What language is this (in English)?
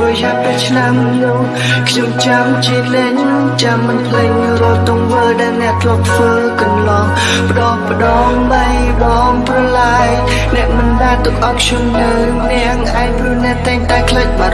Vietnamese